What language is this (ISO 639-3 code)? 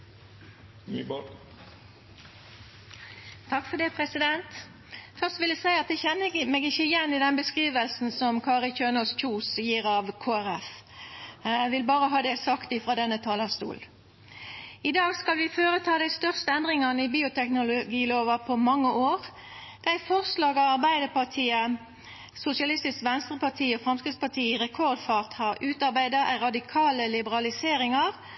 nno